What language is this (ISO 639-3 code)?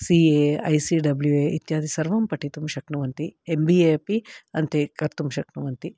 san